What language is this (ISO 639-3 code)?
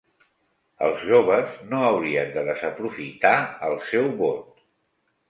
cat